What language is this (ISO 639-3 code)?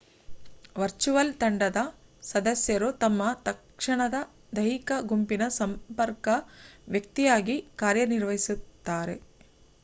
kan